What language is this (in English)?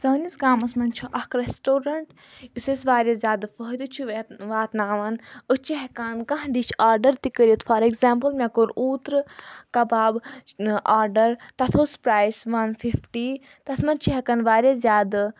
Kashmiri